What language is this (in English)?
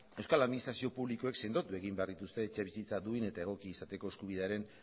Basque